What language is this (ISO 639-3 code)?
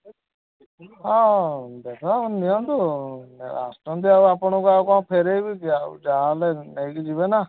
ori